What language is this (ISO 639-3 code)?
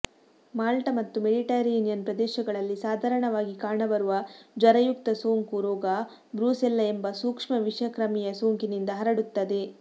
kan